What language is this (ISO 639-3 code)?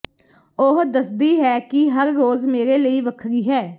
pan